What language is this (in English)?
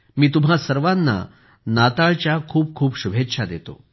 Marathi